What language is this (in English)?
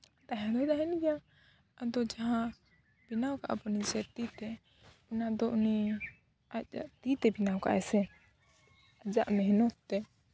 Santali